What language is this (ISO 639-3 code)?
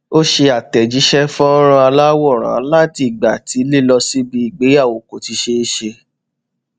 yor